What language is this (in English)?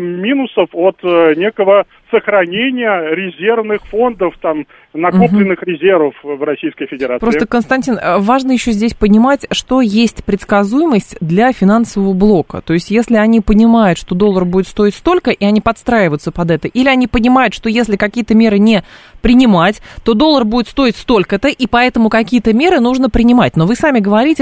Russian